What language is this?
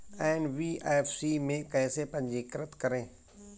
Hindi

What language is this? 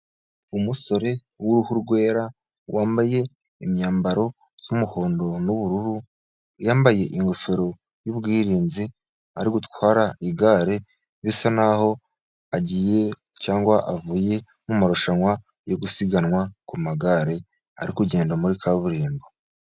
Kinyarwanda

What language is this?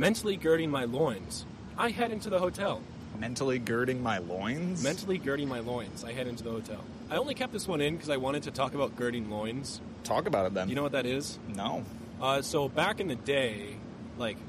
English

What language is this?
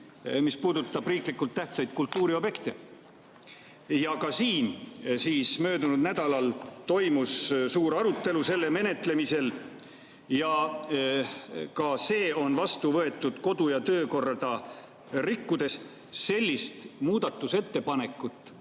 Estonian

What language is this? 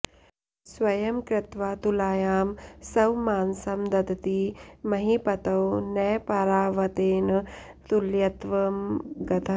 Sanskrit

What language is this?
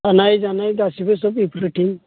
Bodo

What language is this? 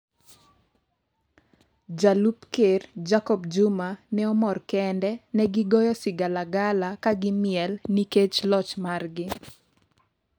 Luo (Kenya and Tanzania)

